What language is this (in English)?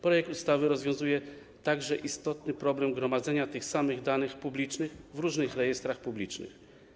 Polish